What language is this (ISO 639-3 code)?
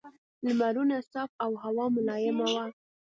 pus